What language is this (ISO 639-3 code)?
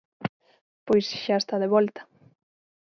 glg